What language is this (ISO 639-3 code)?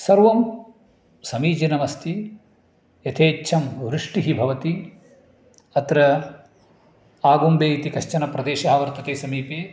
san